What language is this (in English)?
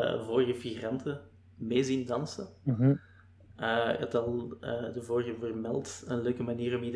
Dutch